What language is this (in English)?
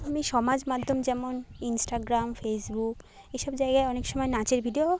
Bangla